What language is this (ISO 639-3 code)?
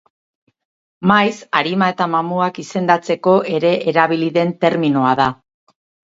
eus